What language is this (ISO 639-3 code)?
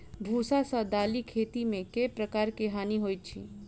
mai